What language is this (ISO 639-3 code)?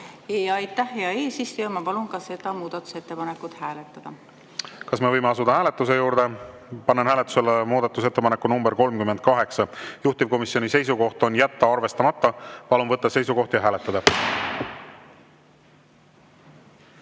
est